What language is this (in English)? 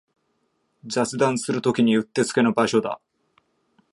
Japanese